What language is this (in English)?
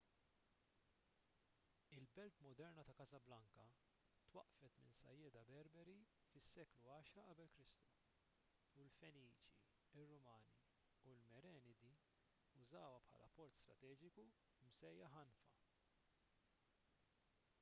Maltese